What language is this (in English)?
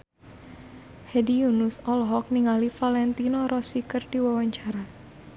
Sundanese